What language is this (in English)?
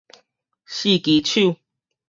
Min Nan Chinese